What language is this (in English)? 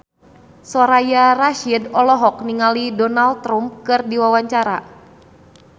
Sundanese